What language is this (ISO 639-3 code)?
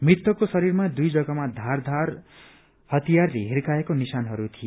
nep